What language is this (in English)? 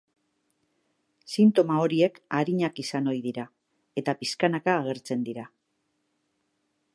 Basque